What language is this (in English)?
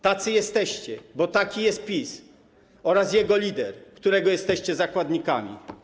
Polish